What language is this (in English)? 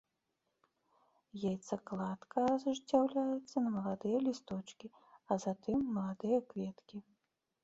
Belarusian